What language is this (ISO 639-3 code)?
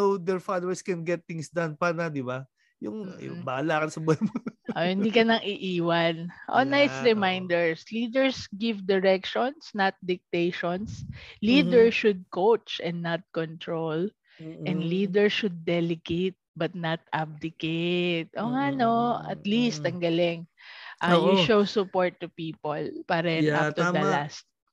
fil